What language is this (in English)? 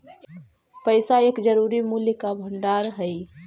Magahi